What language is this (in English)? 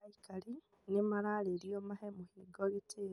Kikuyu